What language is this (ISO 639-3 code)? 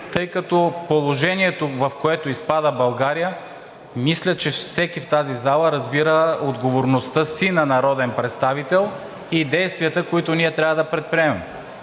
bul